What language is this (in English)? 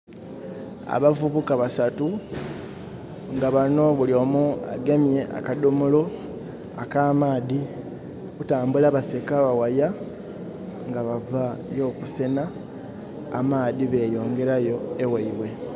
Soga